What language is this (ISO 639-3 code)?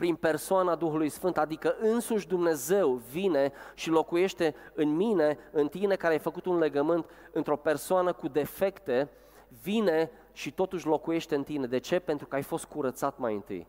ron